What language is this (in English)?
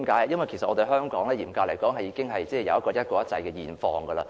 Cantonese